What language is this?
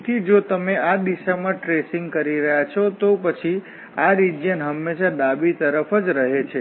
Gujarati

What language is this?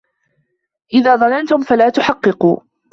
Arabic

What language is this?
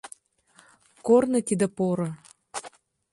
Mari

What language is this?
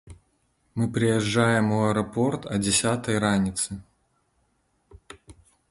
Belarusian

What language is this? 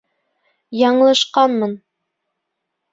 Bashkir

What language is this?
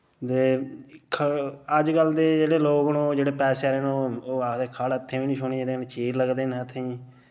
Dogri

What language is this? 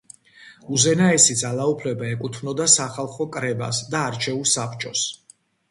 Georgian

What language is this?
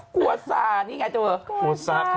Thai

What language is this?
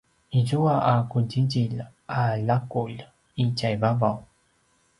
Paiwan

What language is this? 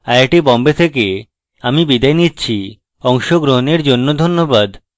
Bangla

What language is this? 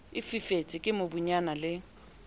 Southern Sotho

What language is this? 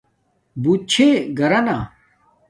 Domaaki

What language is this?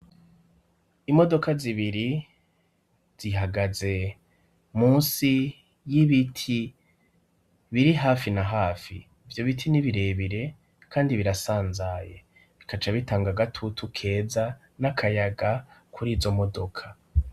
Rundi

